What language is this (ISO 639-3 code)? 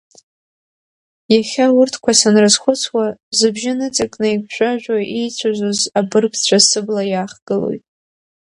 abk